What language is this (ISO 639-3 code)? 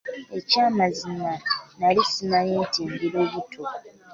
lug